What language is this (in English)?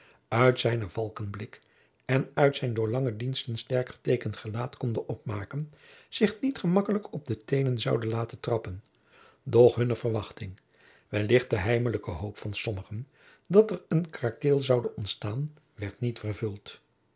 Dutch